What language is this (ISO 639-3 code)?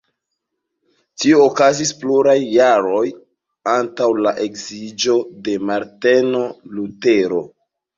epo